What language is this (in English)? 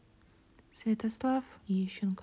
Russian